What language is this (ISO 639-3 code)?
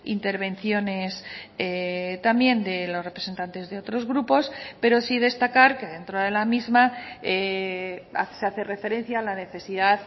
spa